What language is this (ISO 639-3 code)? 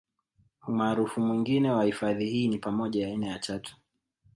swa